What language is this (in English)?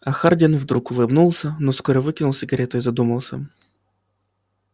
Russian